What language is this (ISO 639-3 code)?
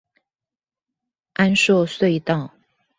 zho